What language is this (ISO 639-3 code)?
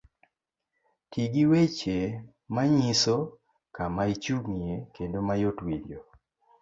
luo